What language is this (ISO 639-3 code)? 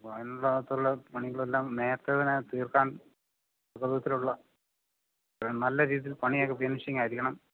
mal